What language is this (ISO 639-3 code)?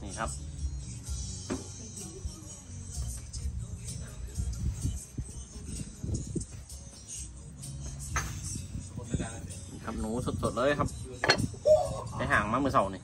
tha